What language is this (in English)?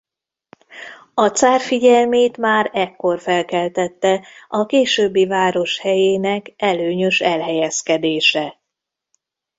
Hungarian